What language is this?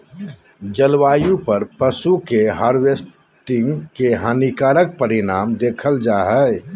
Magahi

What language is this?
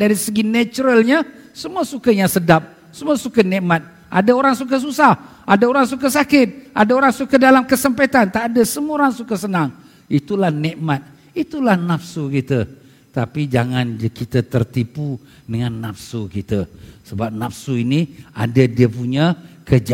Malay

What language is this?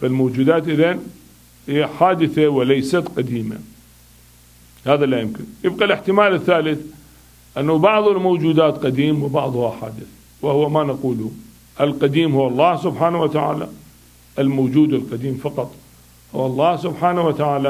Arabic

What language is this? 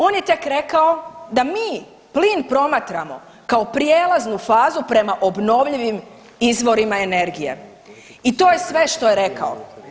Croatian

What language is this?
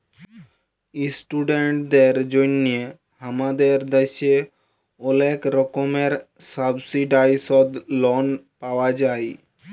Bangla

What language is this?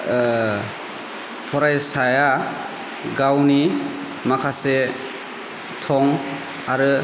Bodo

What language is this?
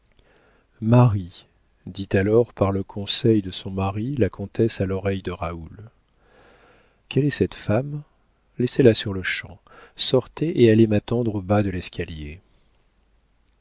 French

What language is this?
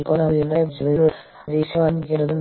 Malayalam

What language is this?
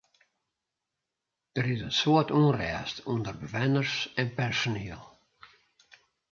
Western Frisian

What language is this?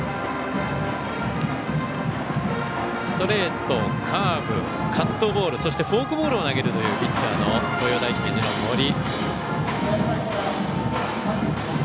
Japanese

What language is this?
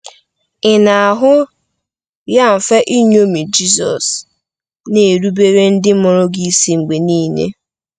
Igbo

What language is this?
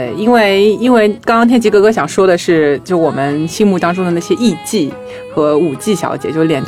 Chinese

